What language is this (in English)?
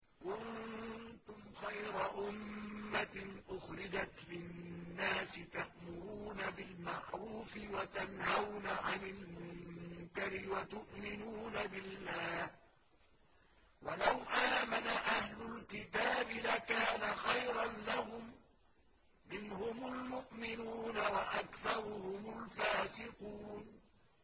Arabic